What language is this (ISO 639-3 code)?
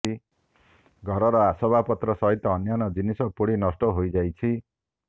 ori